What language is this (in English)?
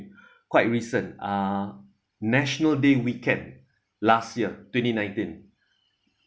English